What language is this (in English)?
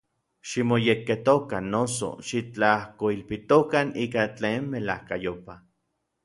Orizaba Nahuatl